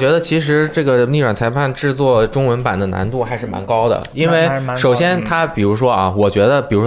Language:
Chinese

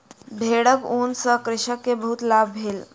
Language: Maithili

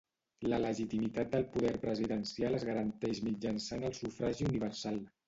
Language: Catalan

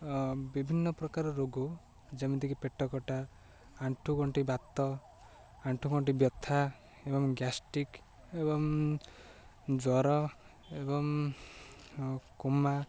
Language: Odia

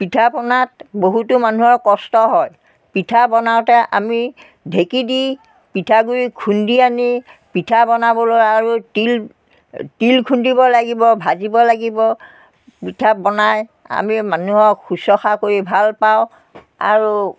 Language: Assamese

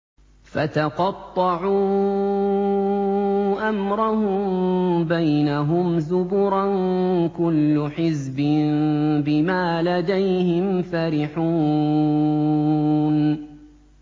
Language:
Arabic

